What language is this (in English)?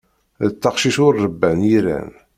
Kabyle